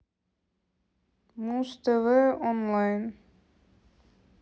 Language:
Russian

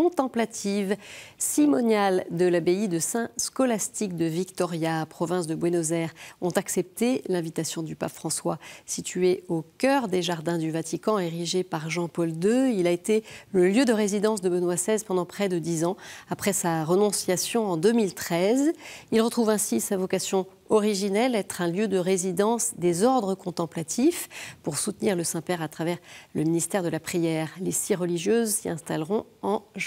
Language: French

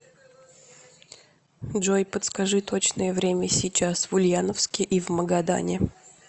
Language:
Russian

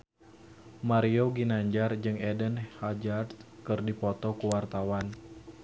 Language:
Sundanese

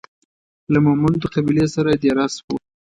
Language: Pashto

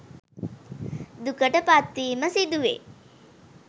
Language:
Sinhala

